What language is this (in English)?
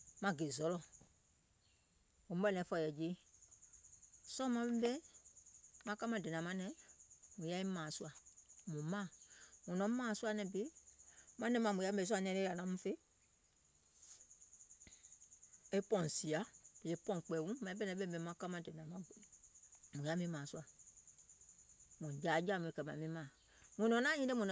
Gola